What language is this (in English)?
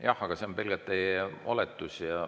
Estonian